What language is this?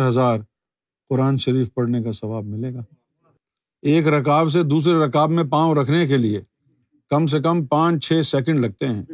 Urdu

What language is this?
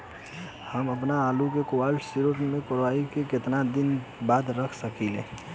Bhojpuri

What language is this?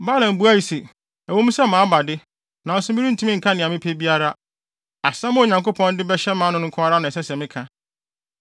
Akan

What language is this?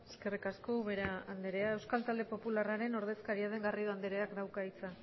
Basque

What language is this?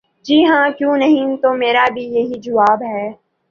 Urdu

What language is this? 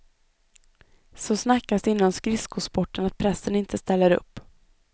Swedish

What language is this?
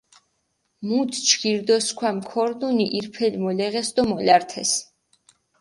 Mingrelian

